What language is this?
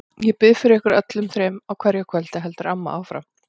Icelandic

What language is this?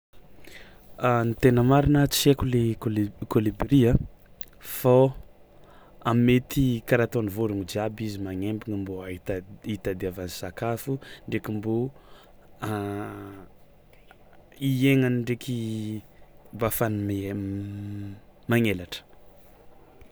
Tsimihety Malagasy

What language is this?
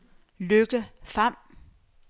Danish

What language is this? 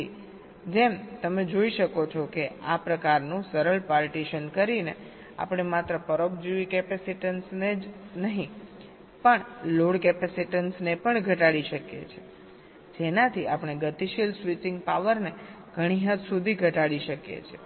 Gujarati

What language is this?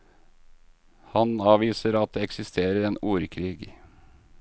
Norwegian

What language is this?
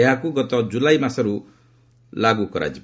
Odia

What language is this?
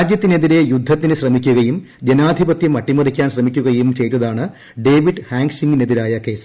Malayalam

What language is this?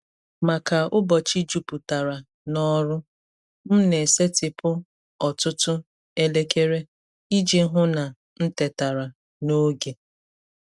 Igbo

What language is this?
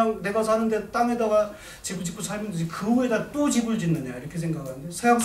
Korean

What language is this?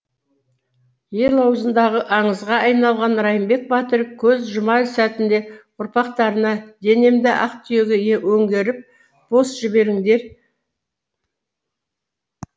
Kazakh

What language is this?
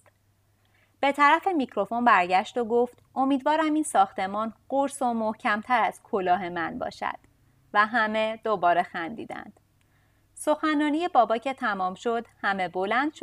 Persian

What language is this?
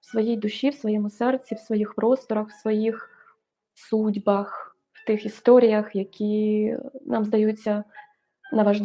Ukrainian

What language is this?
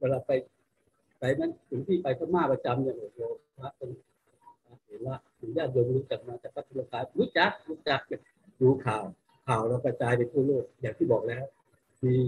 Thai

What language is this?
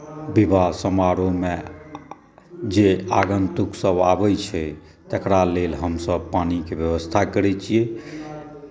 Maithili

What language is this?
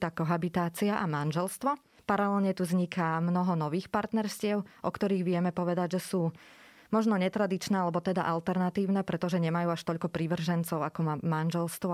Slovak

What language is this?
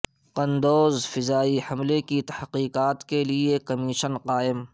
Urdu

